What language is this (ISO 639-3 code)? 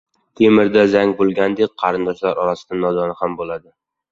uzb